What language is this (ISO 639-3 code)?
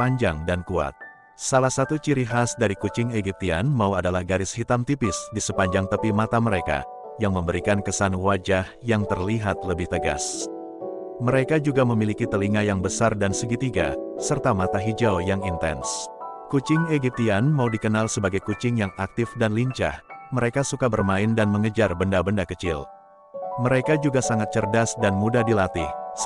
ind